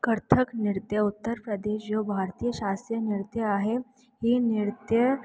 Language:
Sindhi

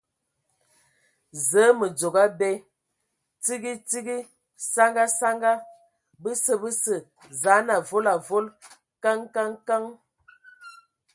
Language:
Ewondo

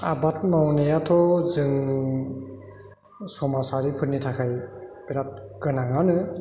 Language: Bodo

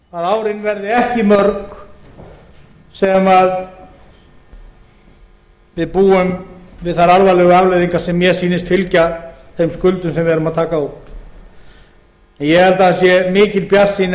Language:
Icelandic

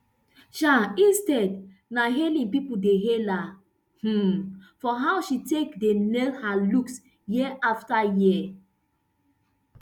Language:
Nigerian Pidgin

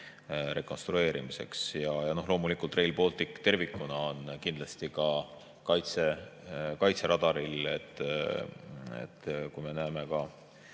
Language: Estonian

